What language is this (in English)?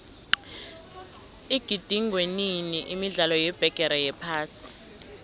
South Ndebele